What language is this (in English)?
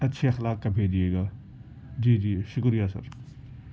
Urdu